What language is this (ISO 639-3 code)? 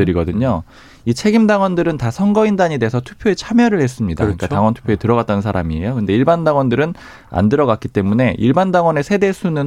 kor